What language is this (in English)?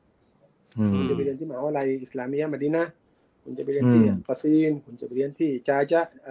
Thai